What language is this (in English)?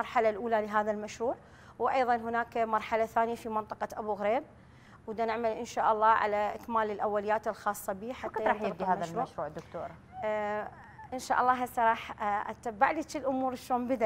Arabic